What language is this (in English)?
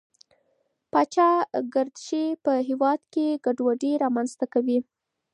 Pashto